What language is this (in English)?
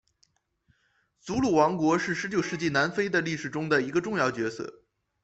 Chinese